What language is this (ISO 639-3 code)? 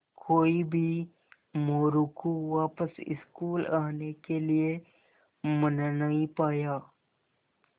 hin